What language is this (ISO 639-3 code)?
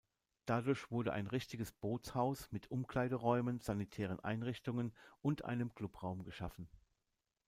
deu